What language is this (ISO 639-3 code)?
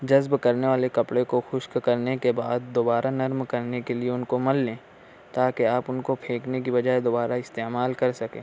urd